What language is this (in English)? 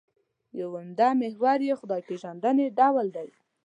Pashto